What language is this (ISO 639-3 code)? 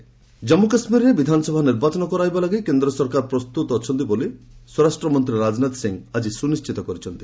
ori